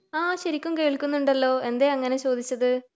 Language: Malayalam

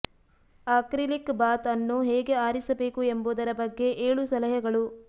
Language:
Kannada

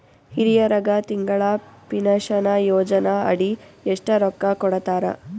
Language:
Kannada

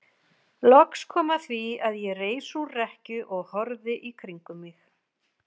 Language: Icelandic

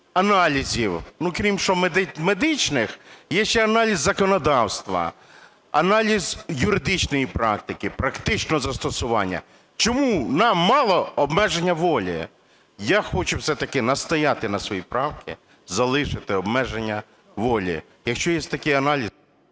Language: Ukrainian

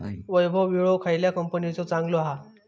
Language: Marathi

